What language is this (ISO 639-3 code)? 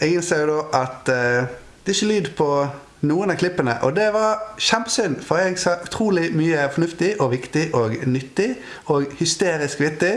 nor